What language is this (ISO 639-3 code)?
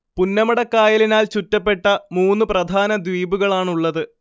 mal